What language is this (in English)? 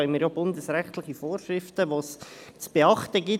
Swiss German